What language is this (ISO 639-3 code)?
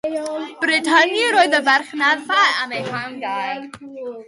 cym